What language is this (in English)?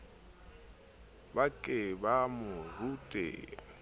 Southern Sotho